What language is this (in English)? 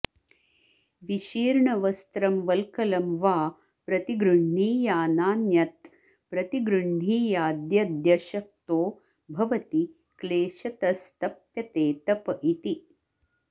Sanskrit